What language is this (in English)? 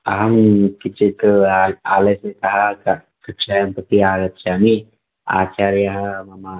Sanskrit